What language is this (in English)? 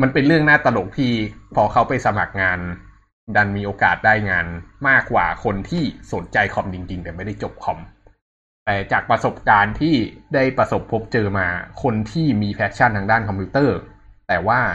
Thai